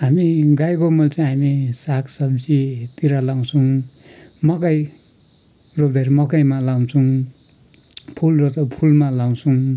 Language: Nepali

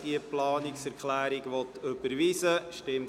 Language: Swiss German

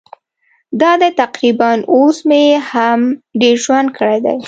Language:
Pashto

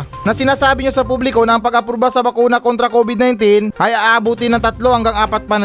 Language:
Filipino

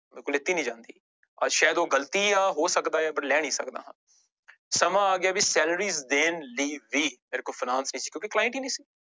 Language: Punjabi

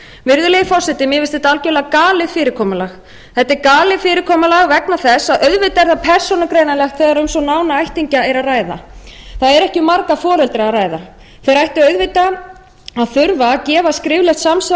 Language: Icelandic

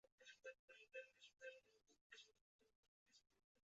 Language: Chinese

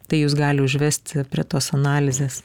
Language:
Lithuanian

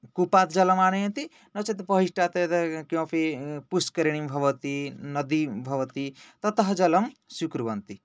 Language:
Sanskrit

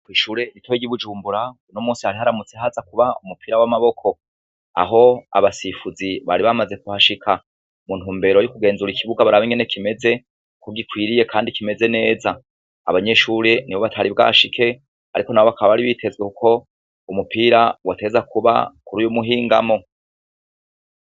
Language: Rundi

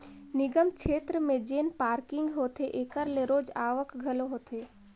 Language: Chhattisgarhi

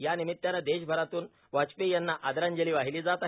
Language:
Marathi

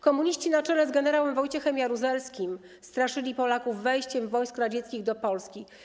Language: Polish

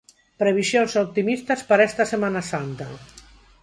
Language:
Galician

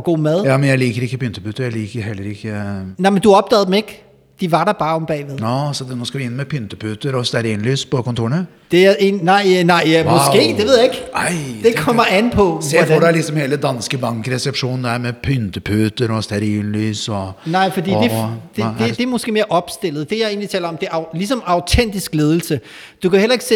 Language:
Danish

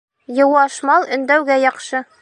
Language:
Bashkir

